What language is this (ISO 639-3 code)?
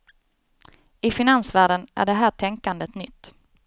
swe